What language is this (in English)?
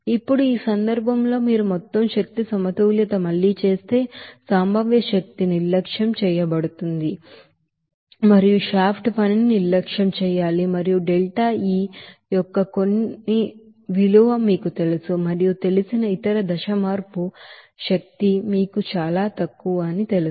Telugu